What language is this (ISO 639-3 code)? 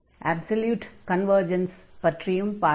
tam